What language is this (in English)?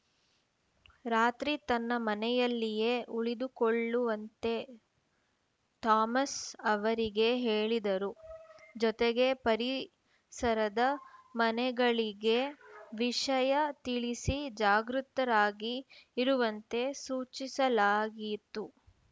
Kannada